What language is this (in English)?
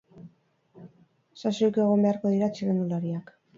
Basque